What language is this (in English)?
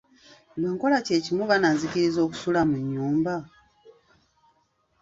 Ganda